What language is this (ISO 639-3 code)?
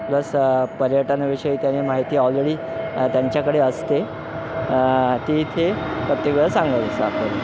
mar